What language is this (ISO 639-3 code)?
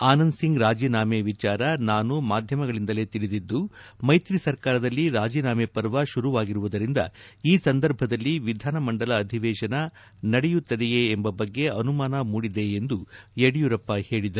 kan